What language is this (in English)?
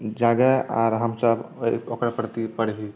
Maithili